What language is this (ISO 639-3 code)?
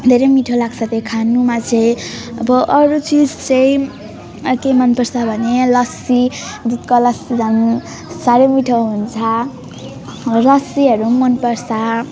nep